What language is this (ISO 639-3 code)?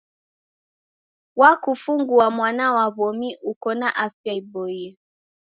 dav